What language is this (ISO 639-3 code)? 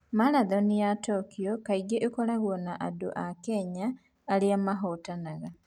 kik